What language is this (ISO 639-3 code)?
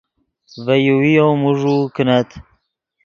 ydg